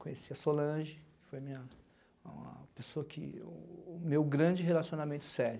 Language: Portuguese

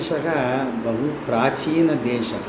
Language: Sanskrit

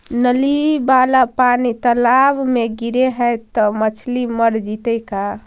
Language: Magahi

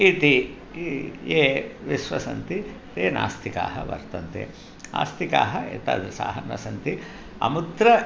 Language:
Sanskrit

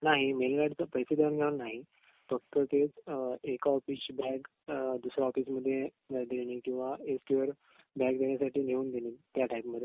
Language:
Marathi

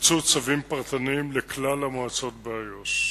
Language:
Hebrew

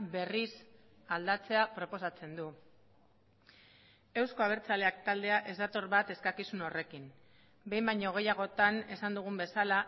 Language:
Basque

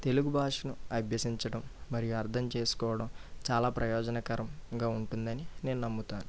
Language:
Telugu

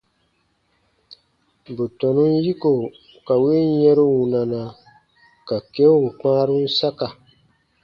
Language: Baatonum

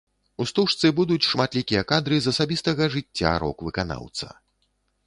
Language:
Belarusian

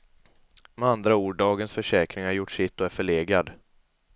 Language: Swedish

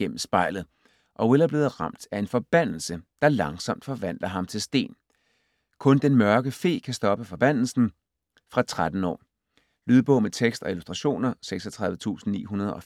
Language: Danish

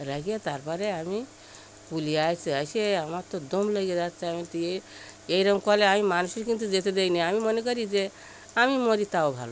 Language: Bangla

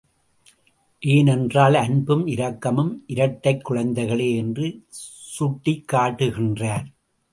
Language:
Tamil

